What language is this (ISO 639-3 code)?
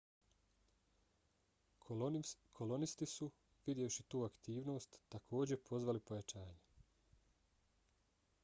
bos